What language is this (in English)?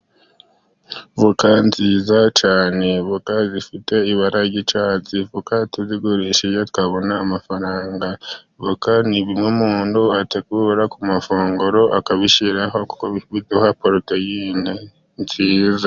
Kinyarwanda